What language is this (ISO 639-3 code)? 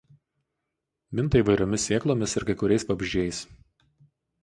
lit